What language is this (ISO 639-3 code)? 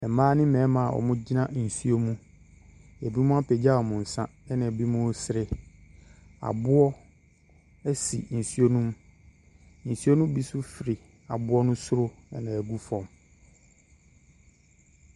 aka